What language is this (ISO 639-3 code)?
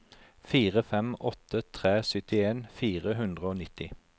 nor